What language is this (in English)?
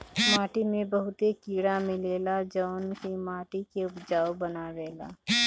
Bhojpuri